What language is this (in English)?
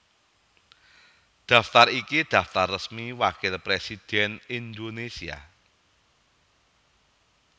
Javanese